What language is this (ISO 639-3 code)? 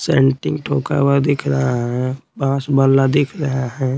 hin